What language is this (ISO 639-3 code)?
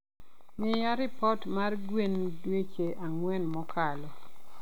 luo